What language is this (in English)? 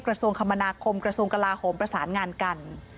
Thai